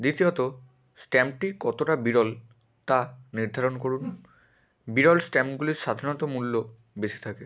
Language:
Bangla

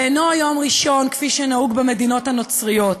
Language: Hebrew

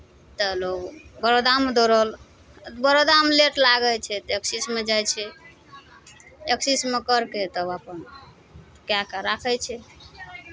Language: Maithili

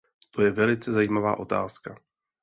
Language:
Czech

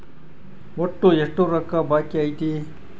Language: Kannada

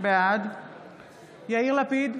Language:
Hebrew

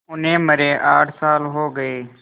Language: Hindi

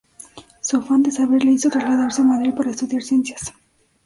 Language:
Spanish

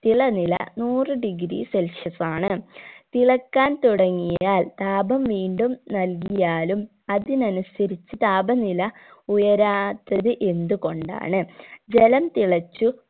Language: Malayalam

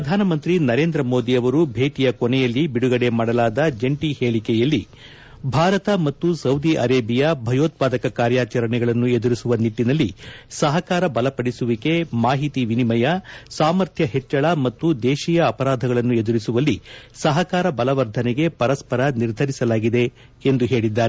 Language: Kannada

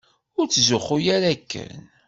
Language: Kabyle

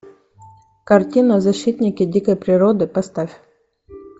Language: Russian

